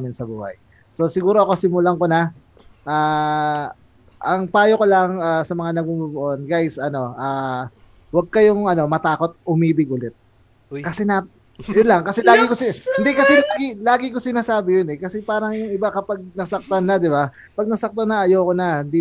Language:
Filipino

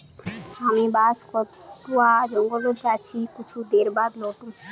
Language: Magahi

